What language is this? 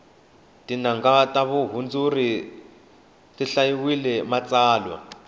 Tsonga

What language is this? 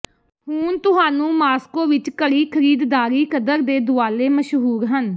Punjabi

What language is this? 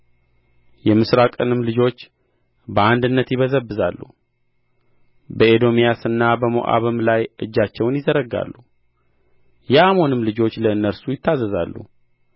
Amharic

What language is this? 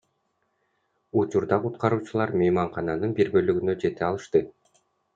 Kyrgyz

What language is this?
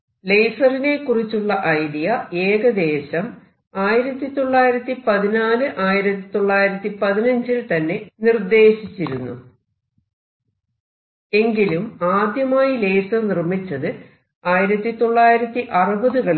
Malayalam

